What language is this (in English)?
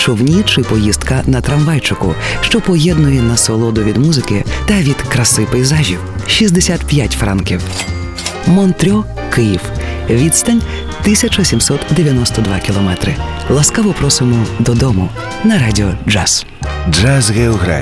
Ukrainian